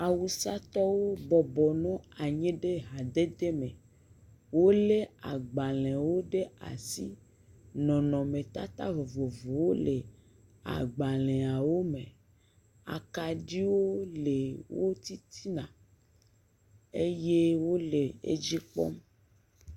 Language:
Ewe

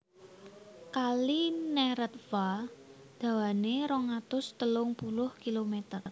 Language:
Javanese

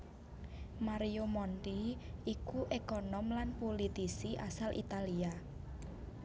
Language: Javanese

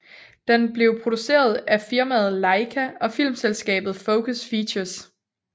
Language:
Danish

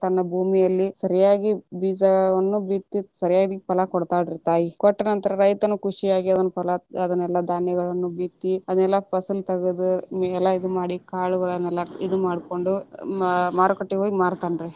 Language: Kannada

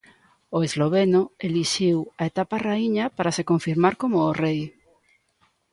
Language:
Galician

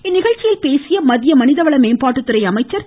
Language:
Tamil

